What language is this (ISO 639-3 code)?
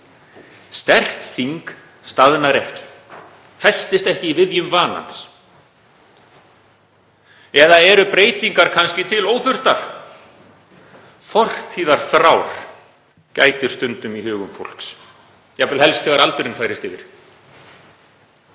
isl